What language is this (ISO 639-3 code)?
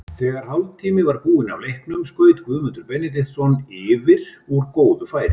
isl